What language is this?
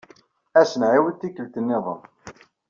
Kabyle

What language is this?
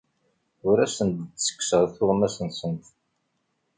Kabyle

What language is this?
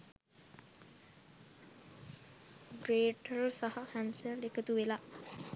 Sinhala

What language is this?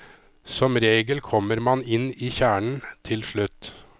Norwegian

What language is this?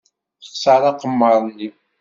Kabyle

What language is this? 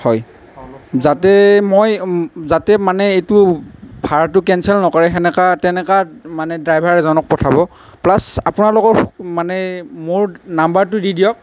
Assamese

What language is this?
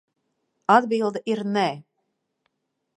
Latvian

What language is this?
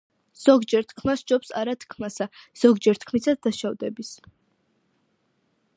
Georgian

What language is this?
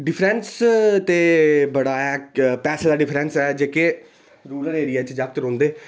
Dogri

